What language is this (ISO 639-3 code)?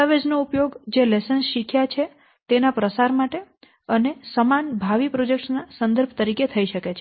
guj